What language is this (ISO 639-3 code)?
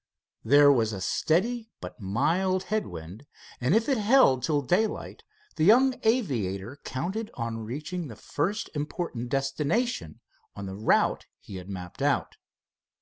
eng